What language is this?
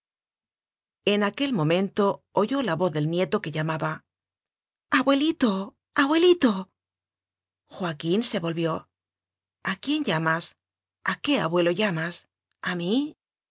Spanish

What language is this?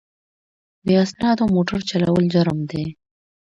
Pashto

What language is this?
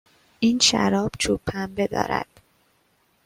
Persian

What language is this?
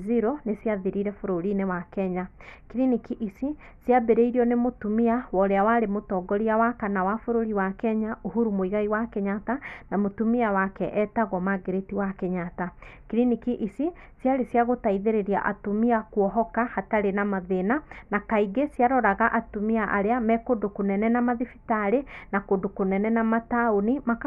Kikuyu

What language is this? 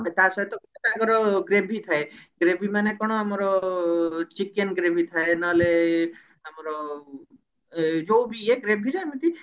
Odia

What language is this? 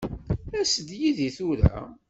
Kabyle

